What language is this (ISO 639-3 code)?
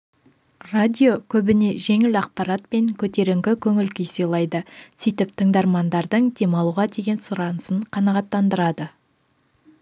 kaz